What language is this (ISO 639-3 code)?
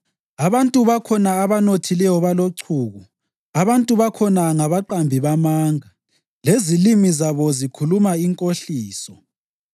nde